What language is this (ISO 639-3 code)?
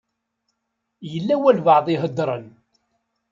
kab